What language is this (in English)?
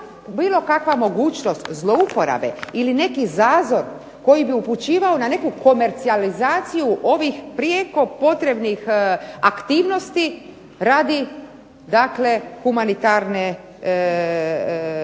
Croatian